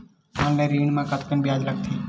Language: Chhattisgarhi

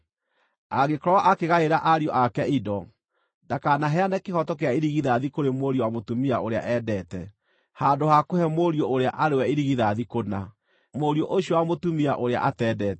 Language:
Kikuyu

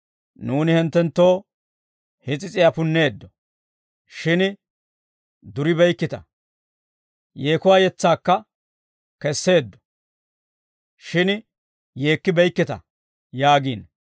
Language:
Dawro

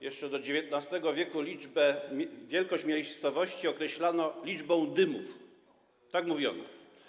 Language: Polish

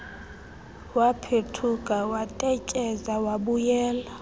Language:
Xhosa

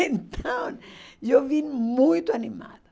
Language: Portuguese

